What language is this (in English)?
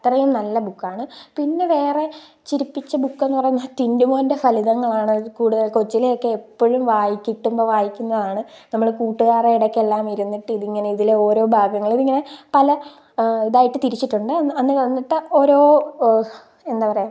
Malayalam